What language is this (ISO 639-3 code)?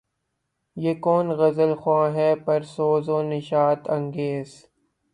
urd